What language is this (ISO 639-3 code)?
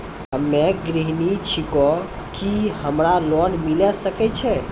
mai